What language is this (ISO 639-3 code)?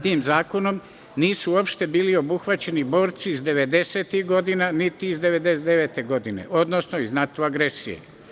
srp